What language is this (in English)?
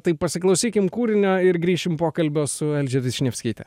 Lithuanian